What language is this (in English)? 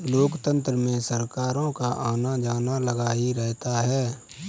Hindi